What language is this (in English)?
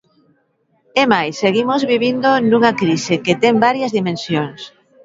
Galician